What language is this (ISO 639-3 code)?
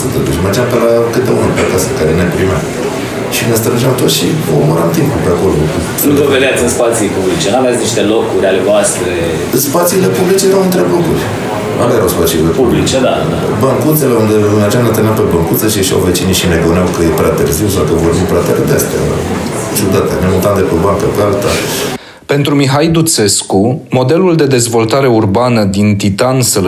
ron